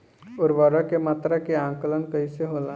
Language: Bhojpuri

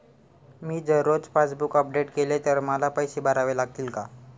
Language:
Marathi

